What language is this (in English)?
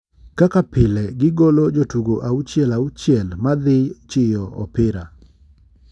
Luo (Kenya and Tanzania)